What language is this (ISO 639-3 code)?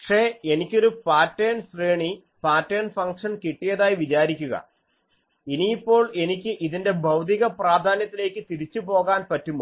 mal